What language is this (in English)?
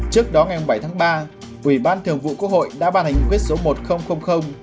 Vietnamese